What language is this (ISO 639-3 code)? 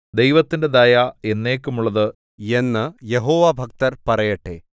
mal